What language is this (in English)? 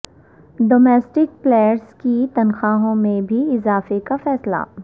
Urdu